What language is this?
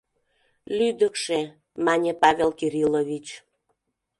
Mari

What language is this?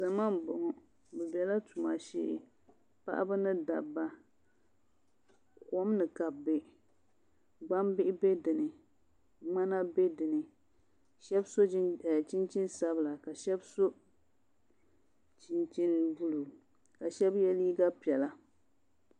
Dagbani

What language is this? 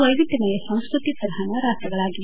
Kannada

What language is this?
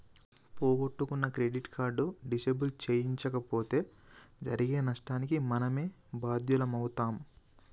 Telugu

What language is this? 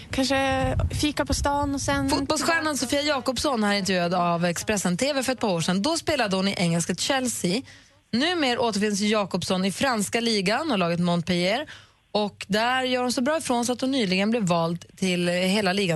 Swedish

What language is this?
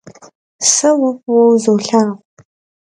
Kabardian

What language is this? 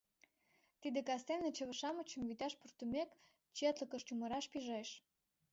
Mari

